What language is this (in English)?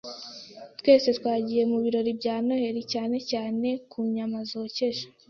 Kinyarwanda